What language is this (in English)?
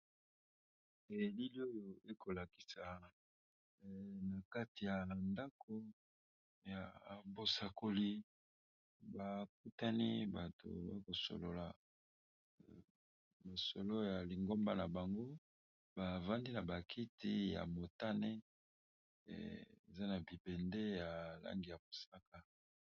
Lingala